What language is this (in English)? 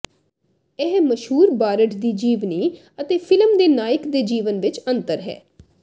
Punjabi